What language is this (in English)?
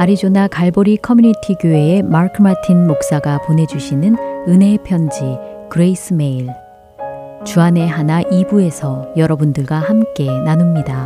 Korean